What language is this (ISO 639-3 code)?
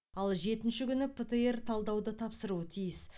kaz